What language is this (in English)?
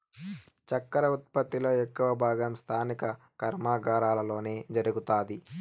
Telugu